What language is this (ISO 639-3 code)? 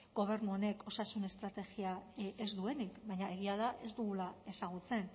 eus